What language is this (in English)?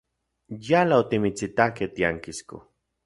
Central Puebla Nahuatl